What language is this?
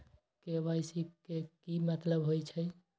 Magahi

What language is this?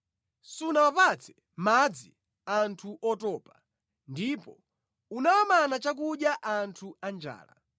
Nyanja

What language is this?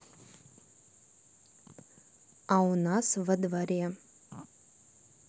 Russian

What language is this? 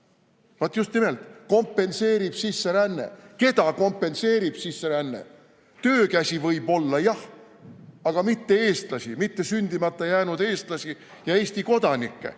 Estonian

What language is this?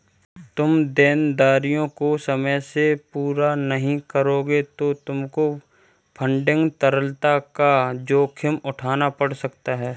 Hindi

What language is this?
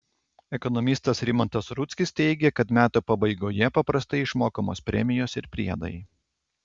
Lithuanian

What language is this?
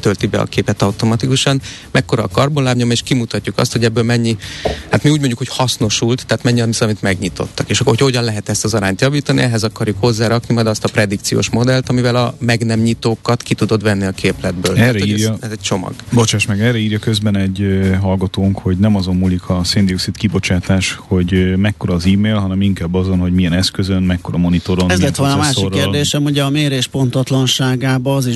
Hungarian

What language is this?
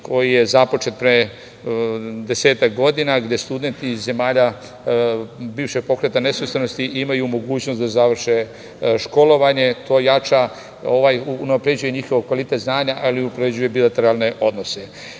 Serbian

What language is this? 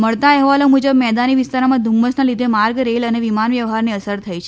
Gujarati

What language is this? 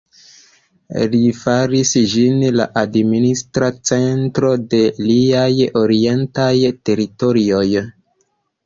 Esperanto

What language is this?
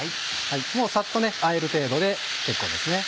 Japanese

